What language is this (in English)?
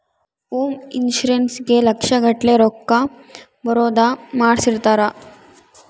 Kannada